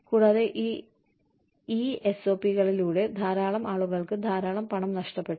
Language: Malayalam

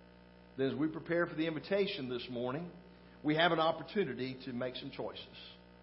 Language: English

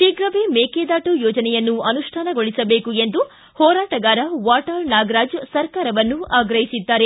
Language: Kannada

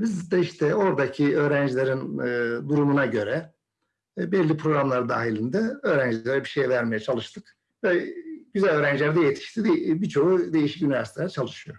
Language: Turkish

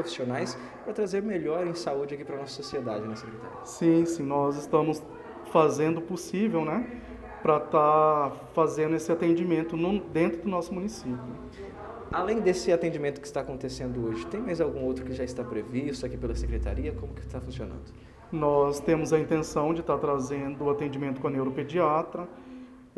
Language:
Portuguese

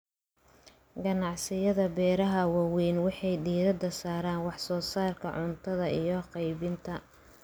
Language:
Somali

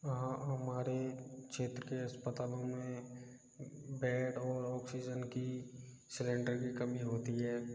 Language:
Hindi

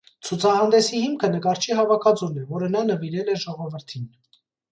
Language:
Armenian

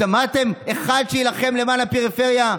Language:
Hebrew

